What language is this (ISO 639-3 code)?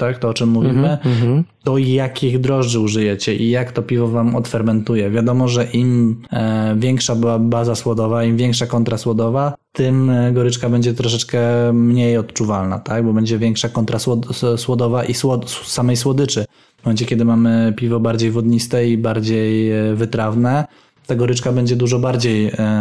pol